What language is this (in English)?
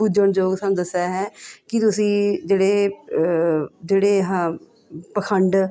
Punjabi